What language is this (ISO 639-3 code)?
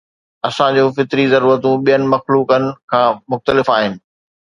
snd